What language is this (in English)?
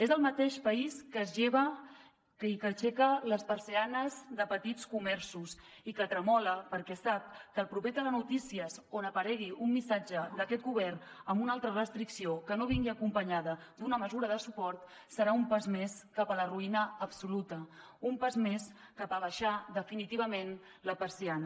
Catalan